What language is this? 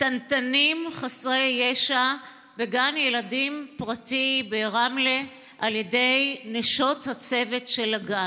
Hebrew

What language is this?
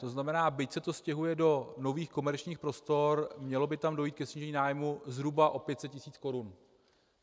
Czech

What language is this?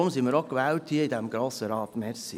Swiss German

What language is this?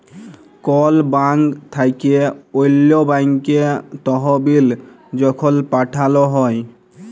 Bangla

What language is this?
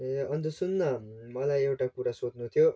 Nepali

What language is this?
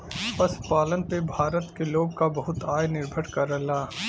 Bhojpuri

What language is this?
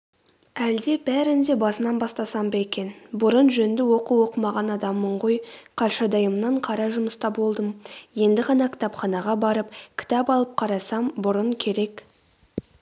Kazakh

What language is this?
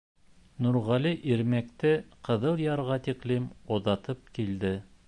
Bashkir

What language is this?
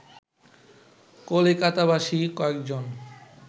Bangla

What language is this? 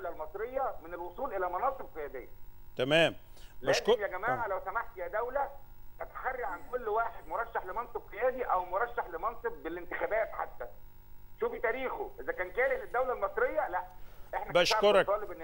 Arabic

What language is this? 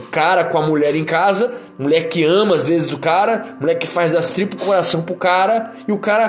Portuguese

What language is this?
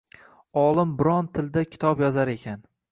Uzbek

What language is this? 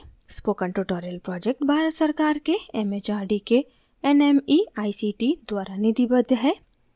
Hindi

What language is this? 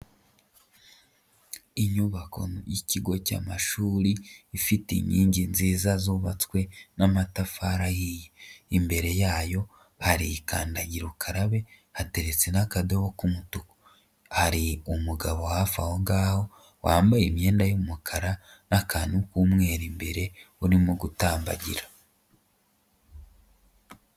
Kinyarwanda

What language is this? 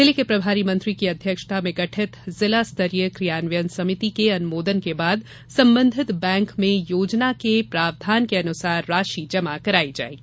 Hindi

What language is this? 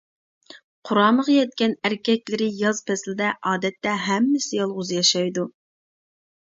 Uyghur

